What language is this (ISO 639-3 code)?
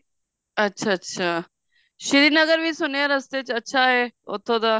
pan